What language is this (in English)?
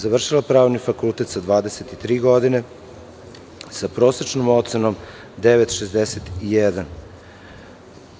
Serbian